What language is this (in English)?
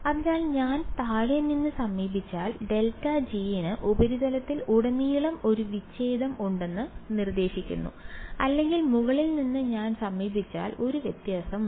Malayalam